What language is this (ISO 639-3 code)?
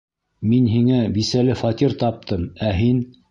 bak